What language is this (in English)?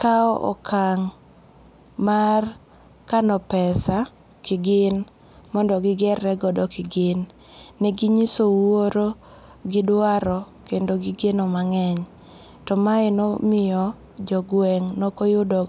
Luo (Kenya and Tanzania)